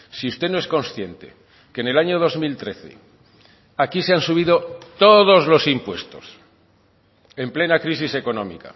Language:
Spanish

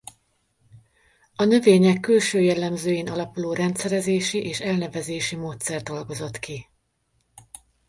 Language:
Hungarian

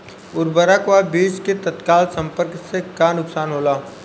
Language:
Bhojpuri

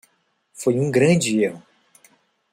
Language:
Portuguese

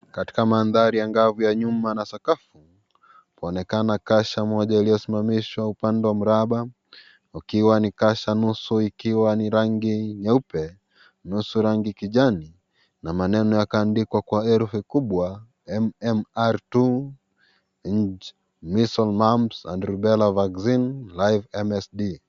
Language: Swahili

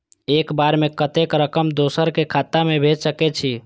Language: Maithili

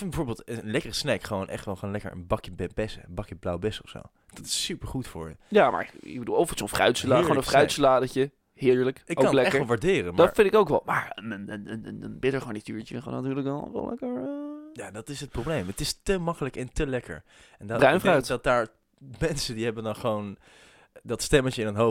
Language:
Dutch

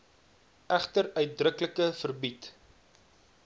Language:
Afrikaans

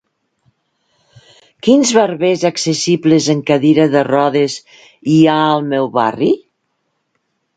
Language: Catalan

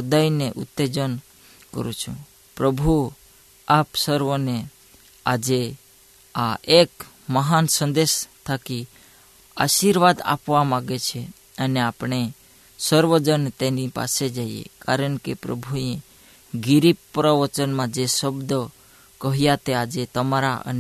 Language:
Hindi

